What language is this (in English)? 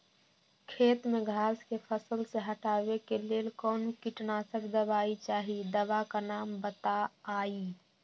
Magahi